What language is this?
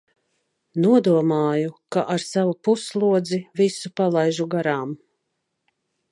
Latvian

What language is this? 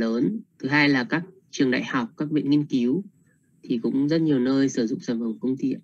Vietnamese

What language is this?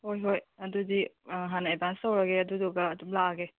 Manipuri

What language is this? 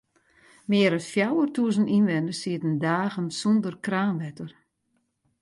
Western Frisian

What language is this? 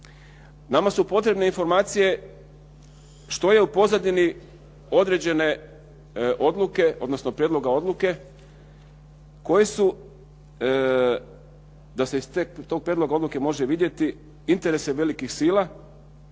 Croatian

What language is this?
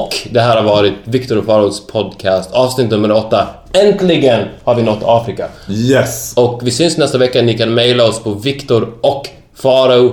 Swedish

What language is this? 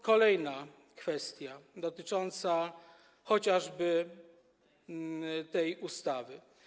Polish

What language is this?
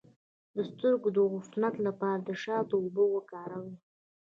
Pashto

